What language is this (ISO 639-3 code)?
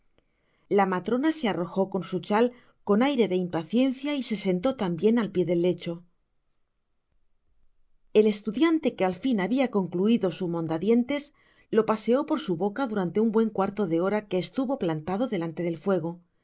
spa